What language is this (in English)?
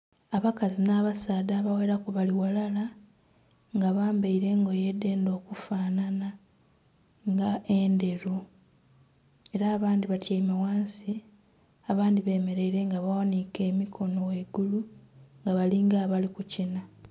Soga